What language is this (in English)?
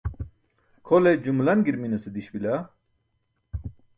Burushaski